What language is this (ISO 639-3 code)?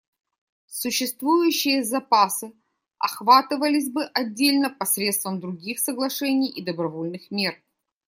rus